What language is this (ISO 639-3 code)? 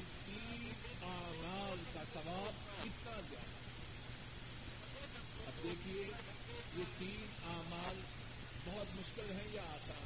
urd